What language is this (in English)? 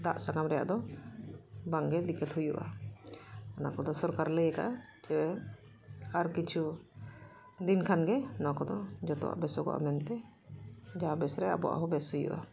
Santali